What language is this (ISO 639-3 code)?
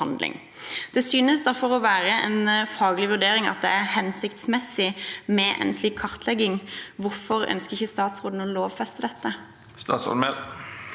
nor